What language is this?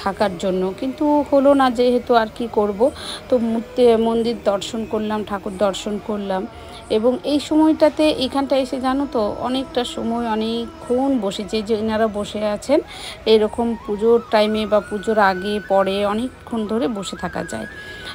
Bangla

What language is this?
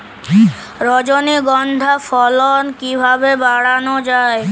Bangla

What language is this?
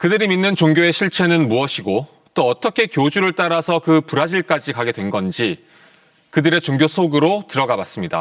Korean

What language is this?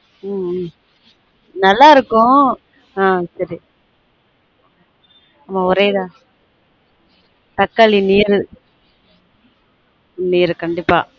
Tamil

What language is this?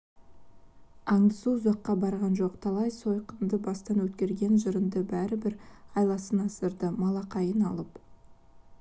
Kazakh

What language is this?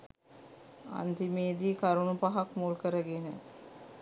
Sinhala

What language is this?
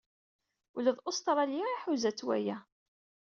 Kabyle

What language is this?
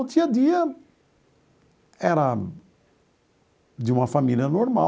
Portuguese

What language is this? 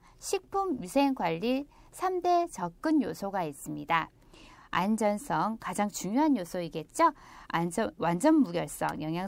Korean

